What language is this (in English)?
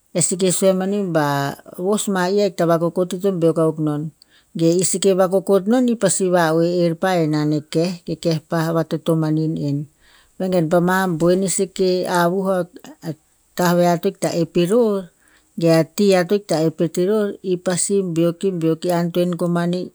Tinputz